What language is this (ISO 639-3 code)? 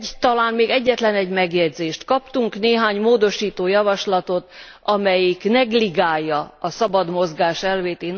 hun